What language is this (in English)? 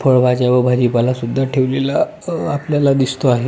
Marathi